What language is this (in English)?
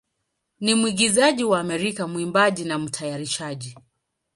Swahili